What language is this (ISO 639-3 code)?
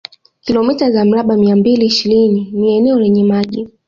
swa